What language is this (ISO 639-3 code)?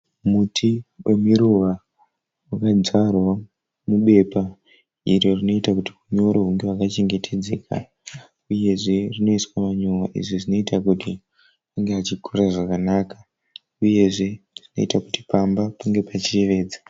sna